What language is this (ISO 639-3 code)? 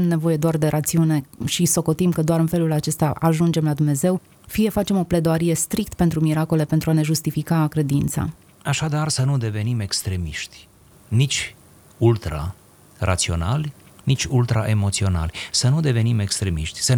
ron